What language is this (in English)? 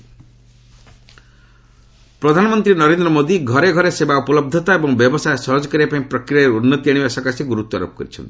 Odia